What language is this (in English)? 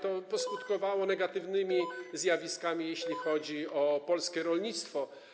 Polish